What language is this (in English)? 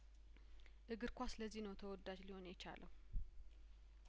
Amharic